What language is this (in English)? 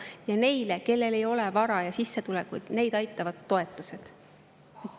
Estonian